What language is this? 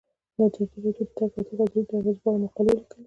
Pashto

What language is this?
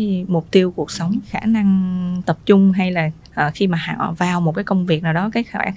Vietnamese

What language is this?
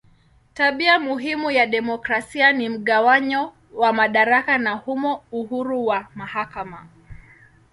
Swahili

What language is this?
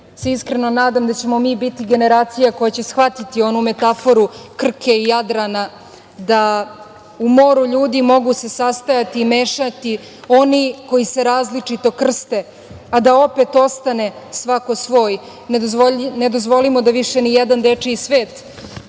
Serbian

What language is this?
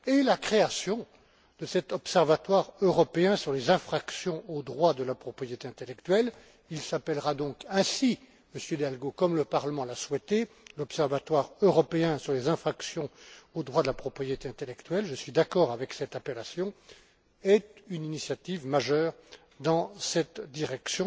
French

